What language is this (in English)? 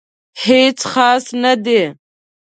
Pashto